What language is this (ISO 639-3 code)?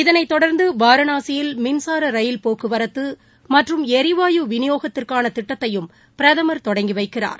tam